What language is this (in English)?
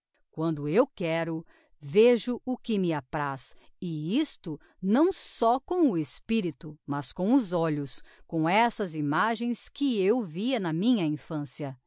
Portuguese